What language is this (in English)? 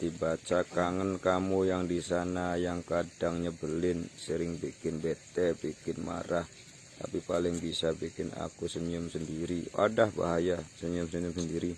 Indonesian